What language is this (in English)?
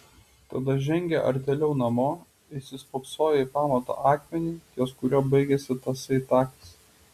Lithuanian